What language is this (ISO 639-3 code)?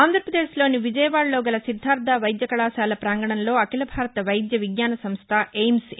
tel